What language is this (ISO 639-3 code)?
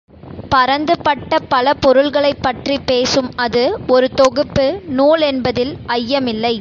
tam